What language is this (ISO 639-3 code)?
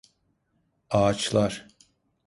tur